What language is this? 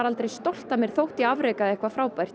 Icelandic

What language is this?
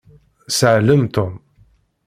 Kabyle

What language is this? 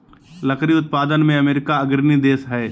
Magahi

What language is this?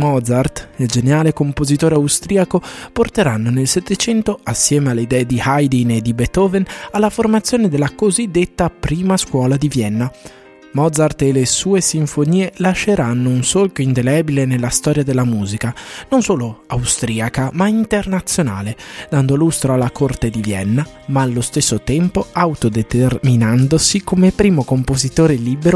Italian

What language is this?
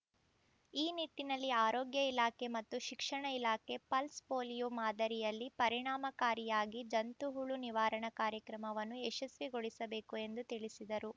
Kannada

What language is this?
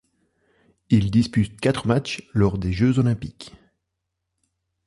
French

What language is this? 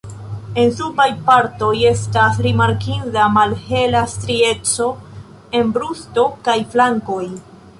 Esperanto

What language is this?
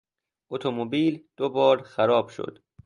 Persian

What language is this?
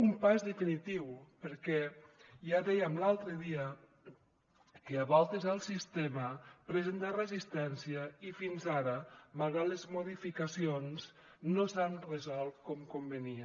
Catalan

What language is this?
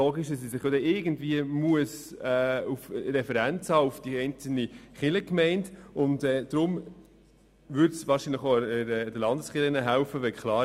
Swiss German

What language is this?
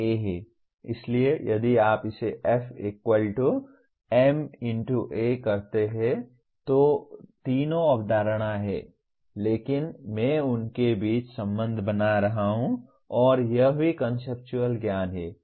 Hindi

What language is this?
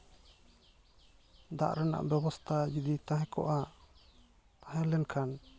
Santali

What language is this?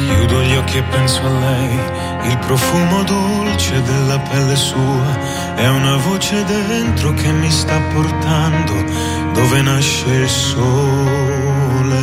Italian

